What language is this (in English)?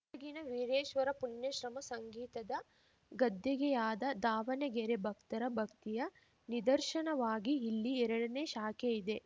Kannada